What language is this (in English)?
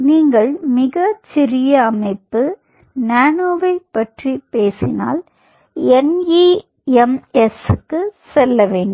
Tamil